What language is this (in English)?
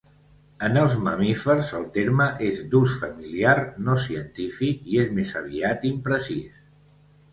Catalan